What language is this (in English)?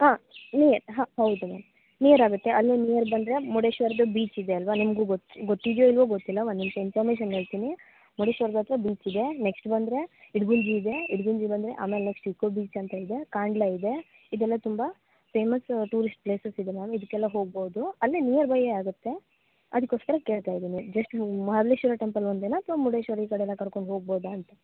Kannada